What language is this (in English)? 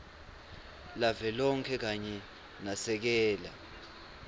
Swati